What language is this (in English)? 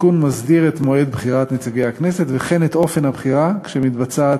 Hebrew